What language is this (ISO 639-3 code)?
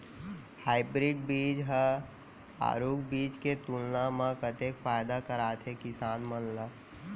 hne